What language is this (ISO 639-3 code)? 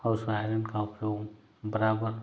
hin